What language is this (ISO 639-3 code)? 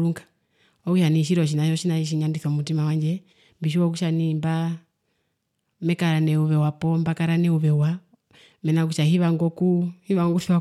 her